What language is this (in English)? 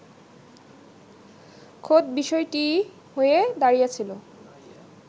Bangla